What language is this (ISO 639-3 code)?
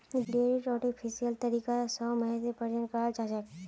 mag